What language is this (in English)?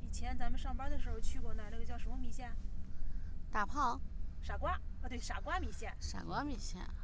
Chinese